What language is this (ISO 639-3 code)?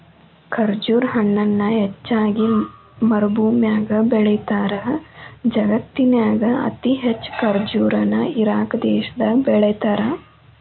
kan